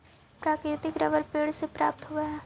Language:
Magahi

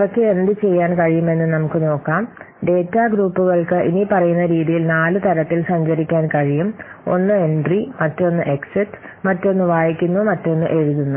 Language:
Malayalam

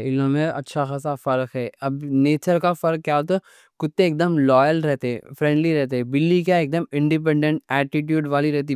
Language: Deccan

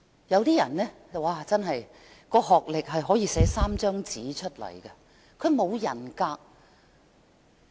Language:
Cantonese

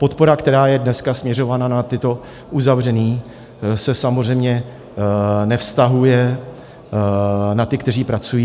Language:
Czech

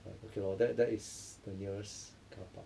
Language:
English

